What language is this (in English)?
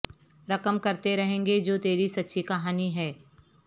Urdu